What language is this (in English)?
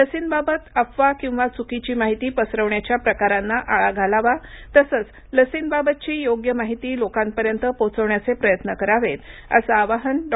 Marathi